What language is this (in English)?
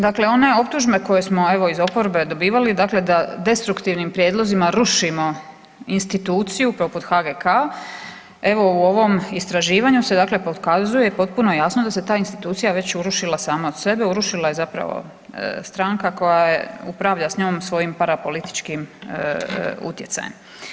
Croatian